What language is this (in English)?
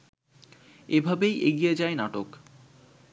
Bangla